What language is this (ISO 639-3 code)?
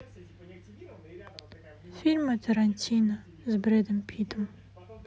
rus